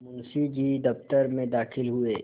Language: Hindi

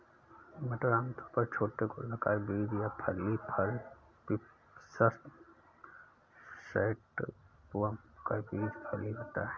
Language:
Hindi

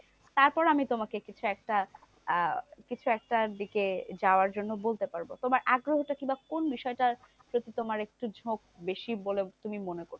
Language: Bangla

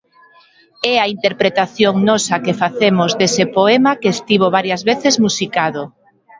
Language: Galician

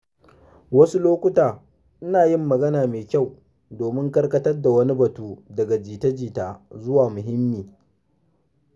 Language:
Hausa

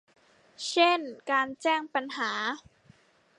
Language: Thai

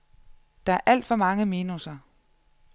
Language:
Danish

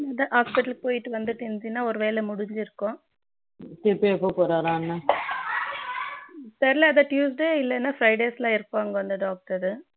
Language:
Tamil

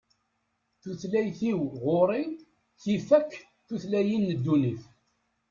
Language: Kabyle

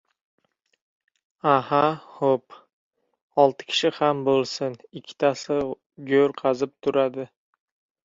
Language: Uzbek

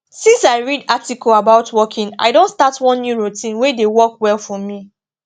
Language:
Nigerian Pidgin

